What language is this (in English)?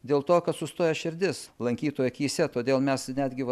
Lithuanian